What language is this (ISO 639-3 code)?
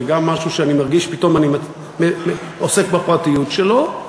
heb